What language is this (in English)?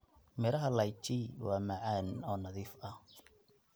Somali